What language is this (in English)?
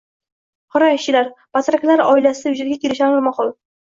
Uzbek